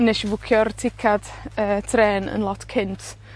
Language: Welsh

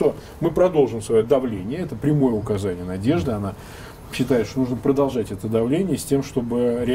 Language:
Russian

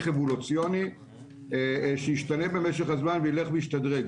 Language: Hebrew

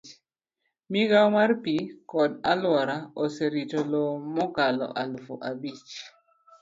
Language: Luo (Kenya and Tanzania)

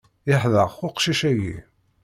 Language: Kabyle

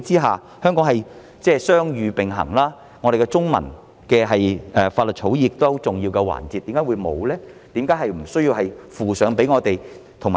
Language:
Cantonese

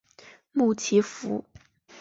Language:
Chinese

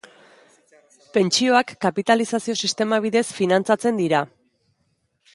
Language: Basque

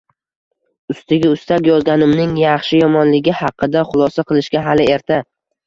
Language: Uzbek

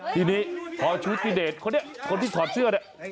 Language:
Thai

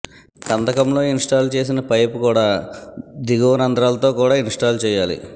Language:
Telugu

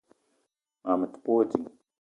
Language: Eton (Cameroon)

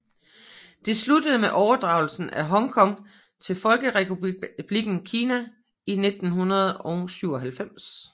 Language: Danish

